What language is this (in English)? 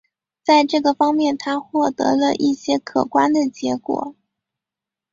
Chinese